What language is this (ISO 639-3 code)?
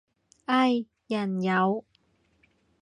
yue